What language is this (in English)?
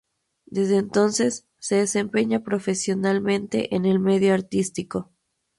Spanish